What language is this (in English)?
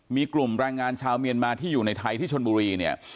Thai